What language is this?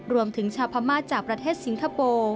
Thai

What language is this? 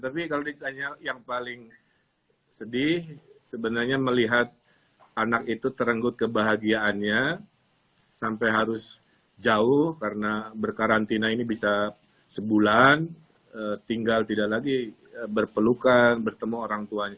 Indonesian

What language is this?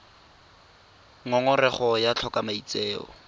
Tswana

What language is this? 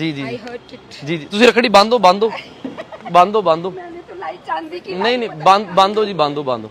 Hindi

